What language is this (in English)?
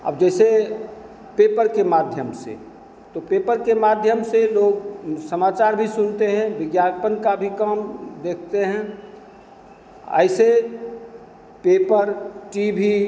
Hindi